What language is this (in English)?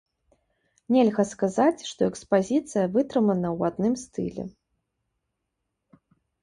Belarusian